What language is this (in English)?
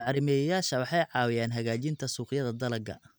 Somali